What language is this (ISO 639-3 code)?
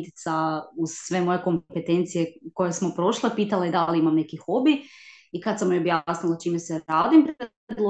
hrv